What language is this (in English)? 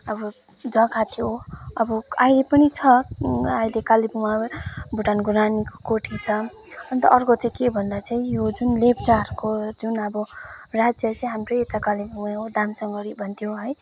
Nepali